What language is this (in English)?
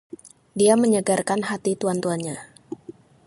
Indonesian